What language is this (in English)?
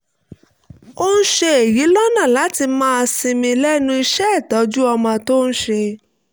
Yoruba